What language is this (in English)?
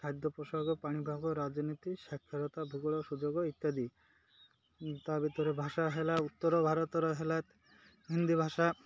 Odia